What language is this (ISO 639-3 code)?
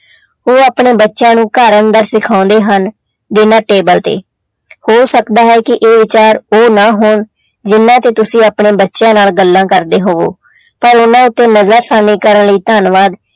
pan